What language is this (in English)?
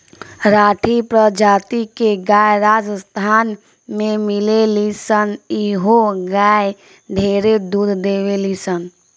Bhojpuri